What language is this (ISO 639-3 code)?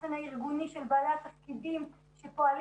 heb